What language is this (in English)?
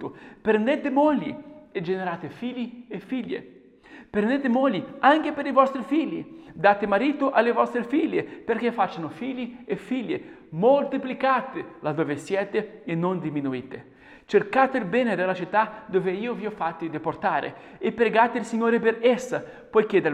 Italian